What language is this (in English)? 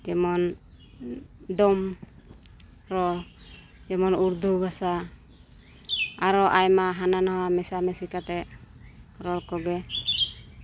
Santali